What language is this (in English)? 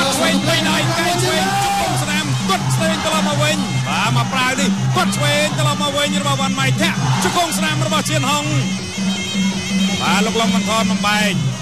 Thai